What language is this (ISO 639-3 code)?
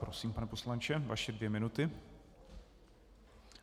ces